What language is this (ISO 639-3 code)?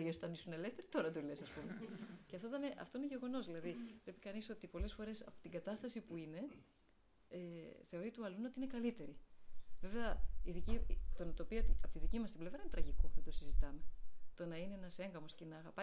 ell